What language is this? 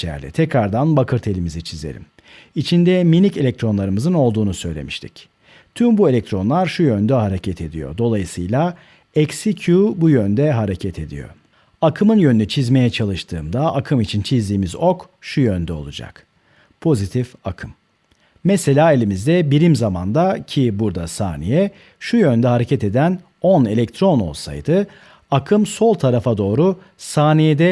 Turkish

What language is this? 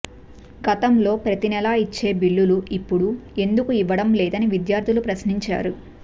Telugu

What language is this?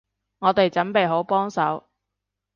Cantonese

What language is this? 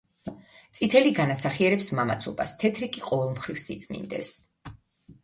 Georgian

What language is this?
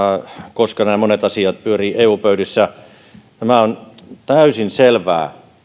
Finnish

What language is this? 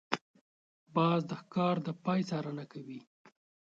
Pashto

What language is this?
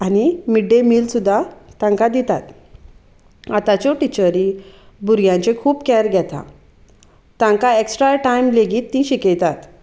Konkani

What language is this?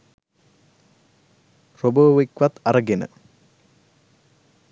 Sinhala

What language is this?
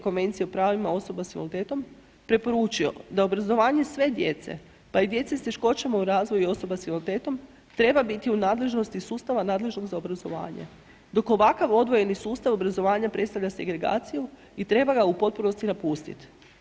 Croatian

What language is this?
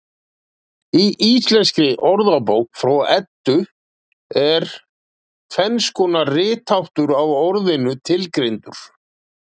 Icelandic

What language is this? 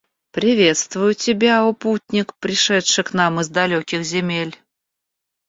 Russian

